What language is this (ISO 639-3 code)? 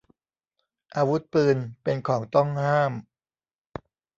tha